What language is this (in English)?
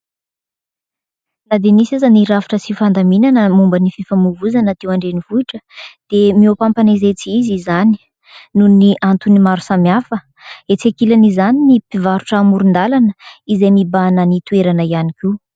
Malagasy